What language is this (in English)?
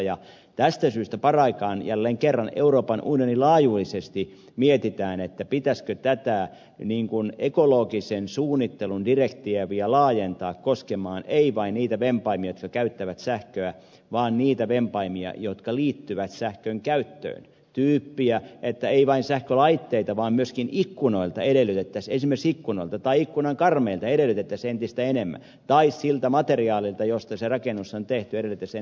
Finnish